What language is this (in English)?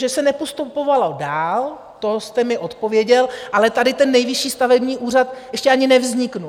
Czech